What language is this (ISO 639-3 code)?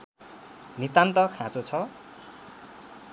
nep